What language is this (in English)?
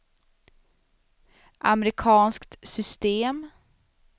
Swedish